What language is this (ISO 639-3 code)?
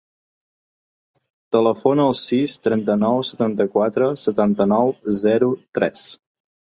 cat